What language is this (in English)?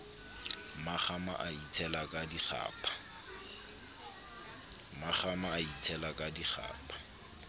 Southern Sotho